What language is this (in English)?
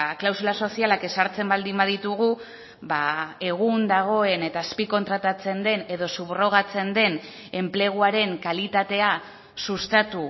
Basque